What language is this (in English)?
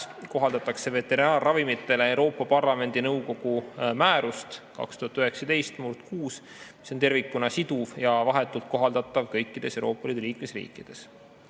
Estonian